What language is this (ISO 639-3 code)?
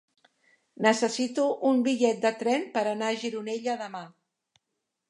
cat